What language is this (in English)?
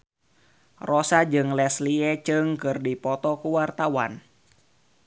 Sundanese